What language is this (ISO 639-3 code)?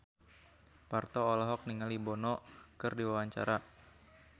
sun